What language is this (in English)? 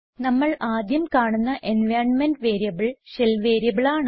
Malayalam